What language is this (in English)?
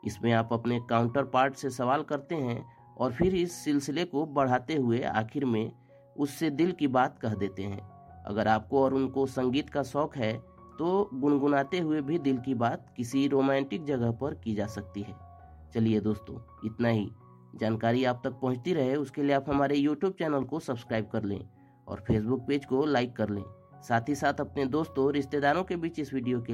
Hindi